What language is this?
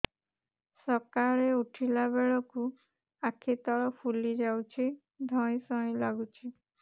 Odia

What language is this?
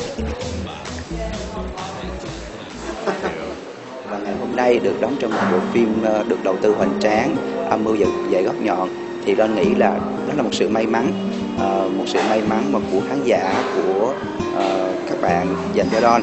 Vietnamese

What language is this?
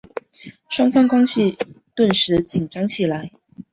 Chinese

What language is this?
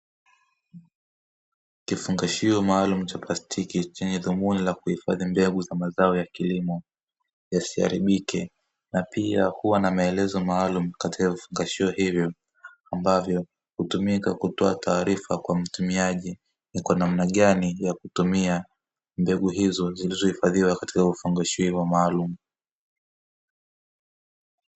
Swahili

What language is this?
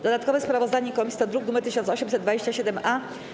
Polish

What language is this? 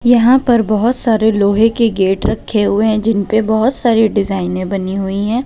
Hindi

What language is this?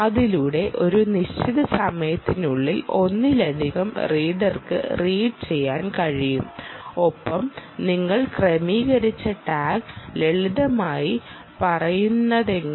Malayalam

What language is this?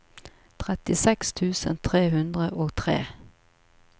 Norwegian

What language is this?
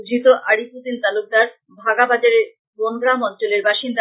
Bangla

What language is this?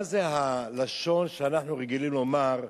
Hebrew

